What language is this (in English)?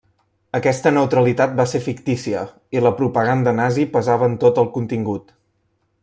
Catalan